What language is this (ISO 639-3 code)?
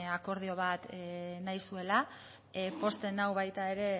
eus